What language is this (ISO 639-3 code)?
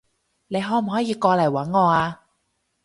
yue